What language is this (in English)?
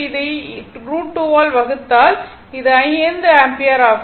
Tamil